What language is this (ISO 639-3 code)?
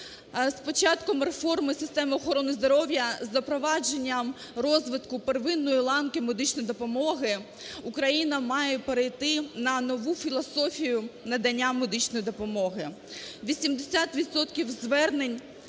ukr